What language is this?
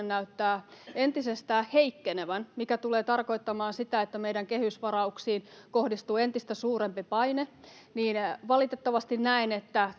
Finnish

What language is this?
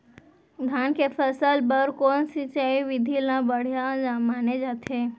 Chhattisgarhi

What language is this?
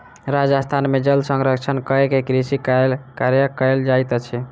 Maithili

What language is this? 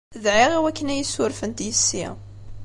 Kabyle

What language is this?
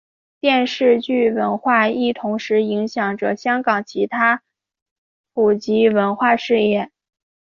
Chinese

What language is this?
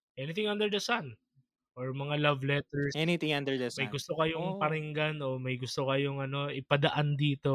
Filipino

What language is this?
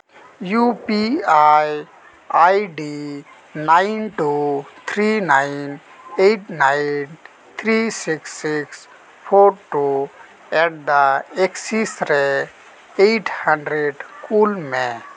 Santali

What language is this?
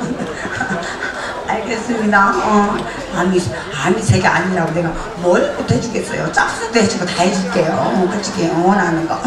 Korean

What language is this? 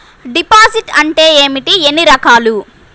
Telugu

